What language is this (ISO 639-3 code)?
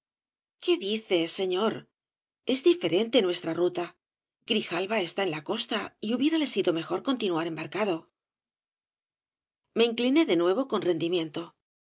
spa